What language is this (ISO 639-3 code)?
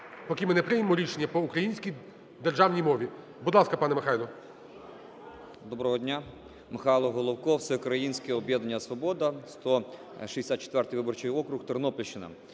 ukr